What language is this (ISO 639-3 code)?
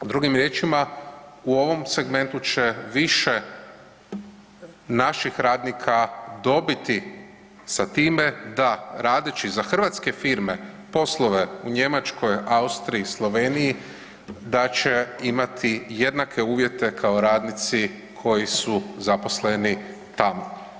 hrv